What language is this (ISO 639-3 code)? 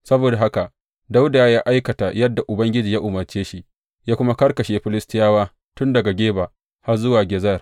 hau